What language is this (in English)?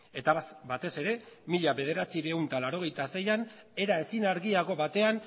Basque